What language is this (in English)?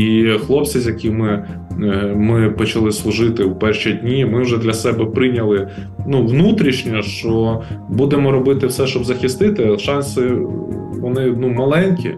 Ukrainian